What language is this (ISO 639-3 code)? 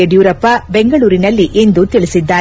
kan